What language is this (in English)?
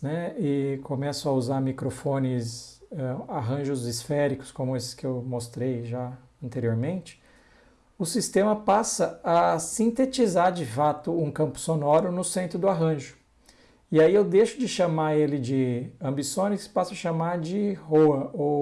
Portuguese